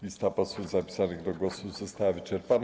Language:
Polish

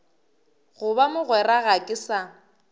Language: Northern Sotho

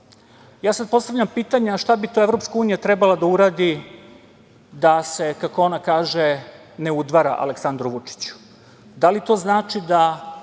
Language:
Serbian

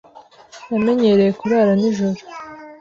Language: Kinyarwanda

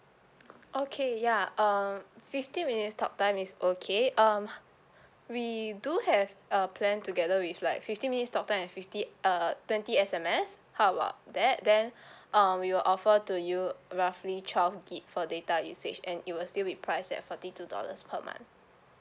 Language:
English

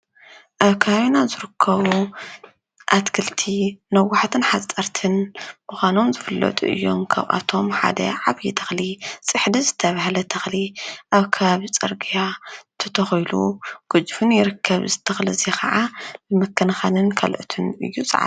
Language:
Tigrinya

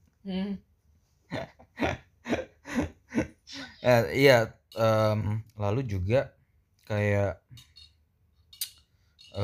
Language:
Indonesian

